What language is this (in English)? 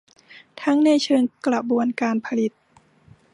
Thai